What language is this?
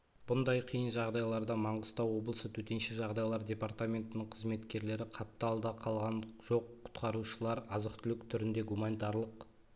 Kazakh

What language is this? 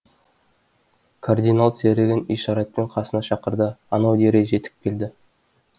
Kazakh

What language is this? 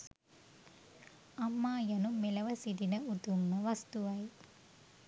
Sinhala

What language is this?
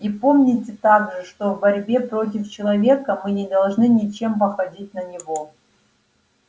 Russian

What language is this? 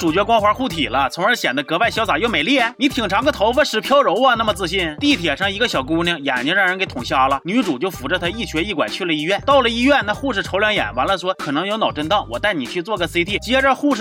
Chinese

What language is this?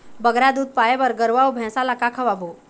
Chhattisgarhi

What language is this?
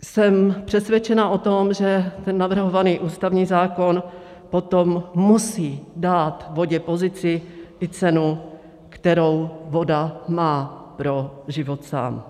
Czech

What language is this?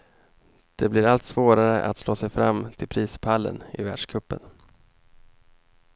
Swedish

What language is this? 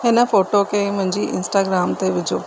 Sindhi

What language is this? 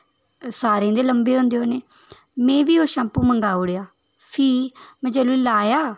Dogri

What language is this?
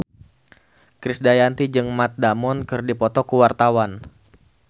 Sundanese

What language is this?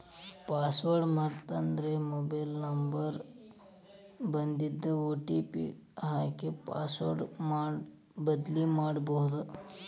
Kannada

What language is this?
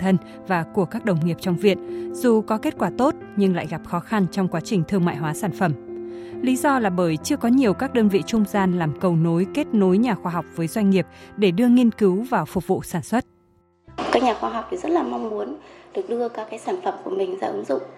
Vietnamese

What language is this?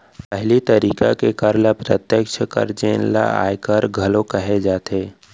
Chhattisgarhi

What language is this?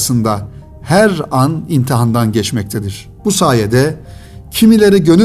Turkish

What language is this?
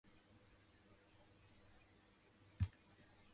Japanese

